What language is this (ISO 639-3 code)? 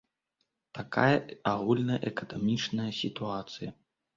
bel